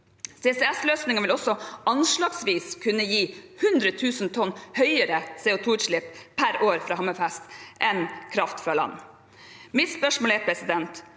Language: Norwegian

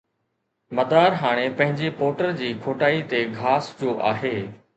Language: Sindhi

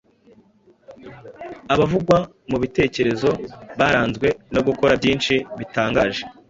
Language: Kinyarwanda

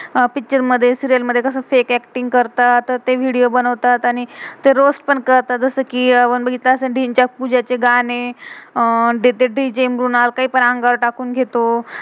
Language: Marathi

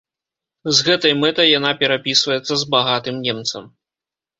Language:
Belarusian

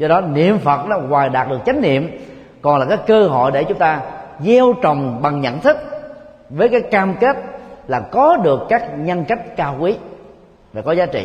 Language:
Vietnamese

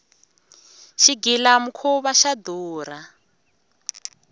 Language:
Tsonga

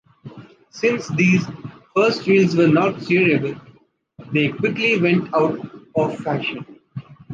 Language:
English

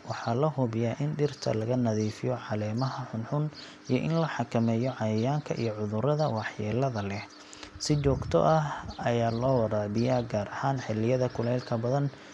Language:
Somali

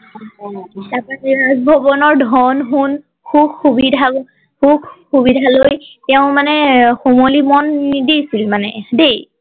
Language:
Assamese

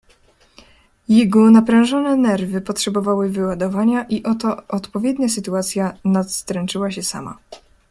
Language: Polish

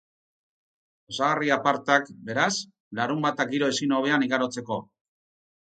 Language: Basque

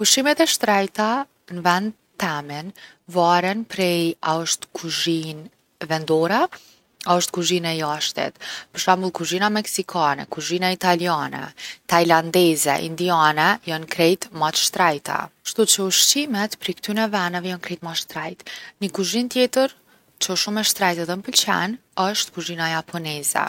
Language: Gheg Albanian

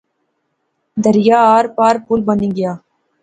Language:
Pahari-Potwari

